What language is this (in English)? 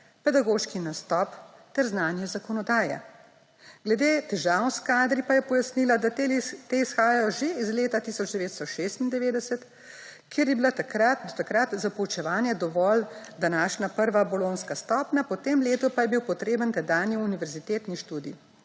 Slovenian